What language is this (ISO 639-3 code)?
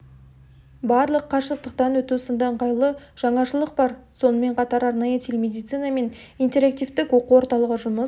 kaz